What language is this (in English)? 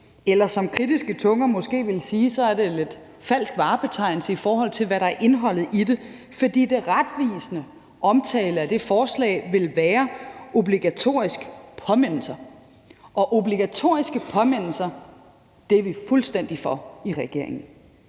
Danish